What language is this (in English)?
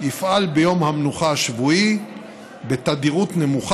Hebrew